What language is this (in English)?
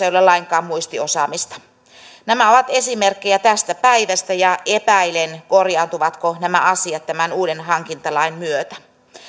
Finnish